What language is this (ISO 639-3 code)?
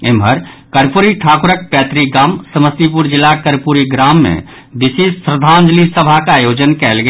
mai